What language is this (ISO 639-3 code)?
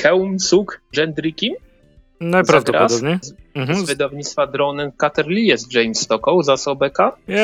pol